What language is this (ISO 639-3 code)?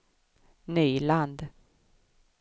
swe